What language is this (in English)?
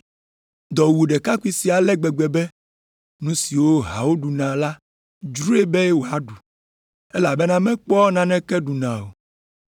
Ewe